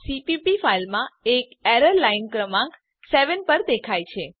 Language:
Gujarati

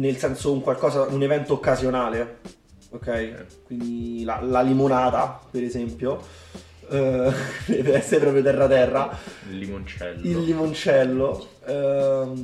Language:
Italian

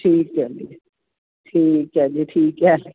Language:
Punjabi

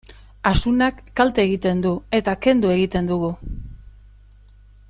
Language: Basque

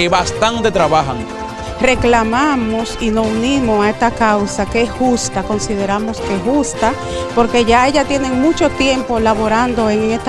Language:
Spanish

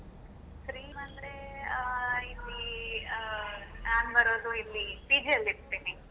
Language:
Kannada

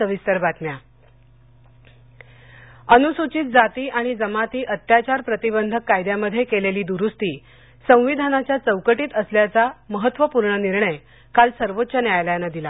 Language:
Marathi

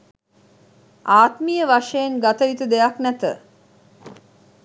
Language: Sinhala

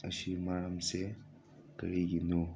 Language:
Manipuri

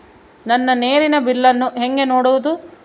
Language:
Kannada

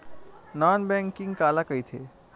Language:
Chhattisgarhi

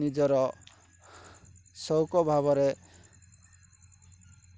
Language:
Odia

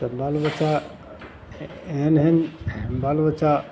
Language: Maithili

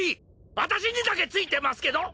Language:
Japanese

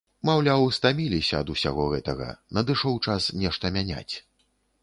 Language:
Belarusian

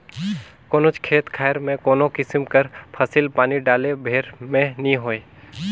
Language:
Chhattisgarhi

